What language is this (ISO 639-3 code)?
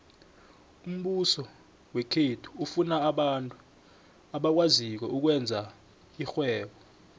nbl